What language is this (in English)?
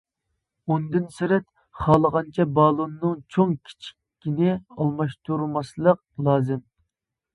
Uyghur